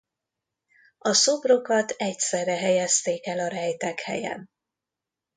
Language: Hungarian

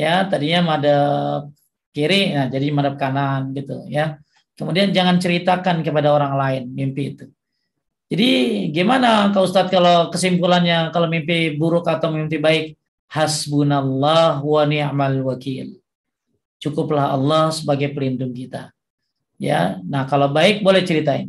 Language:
Indonesian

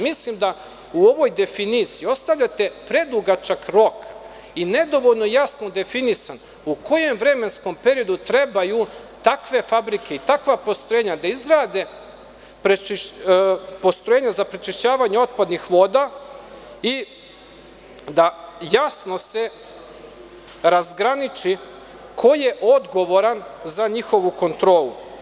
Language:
Serbian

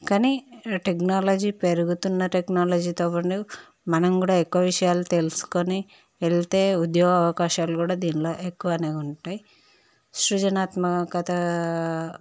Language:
Telugu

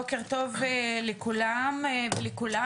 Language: Hebrew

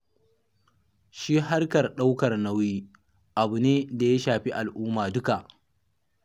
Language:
Hausa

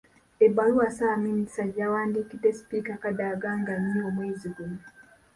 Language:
Ganda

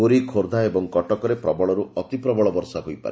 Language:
Odia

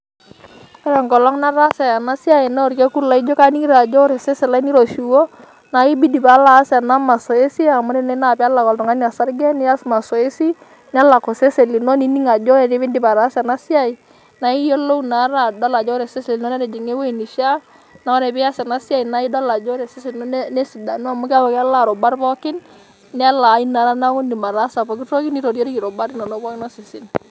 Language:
Masai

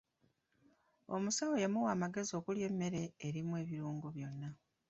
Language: Ganda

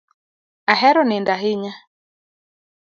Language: Luo (Kenya and Tanzania)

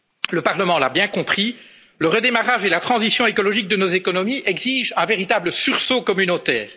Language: French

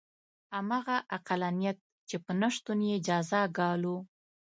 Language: Pashto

